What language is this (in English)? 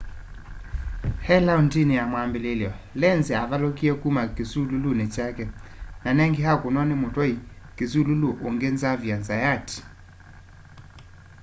Kamba